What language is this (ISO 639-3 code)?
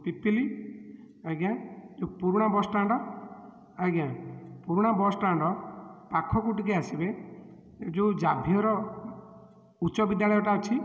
ori